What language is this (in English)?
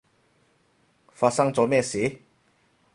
Cantonese